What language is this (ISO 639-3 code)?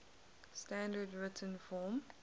eng